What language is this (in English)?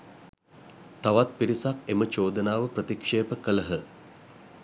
Sinhala